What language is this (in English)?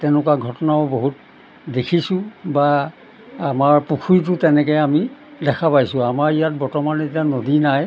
Assamese